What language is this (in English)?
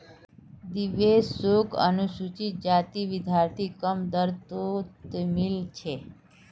Magahi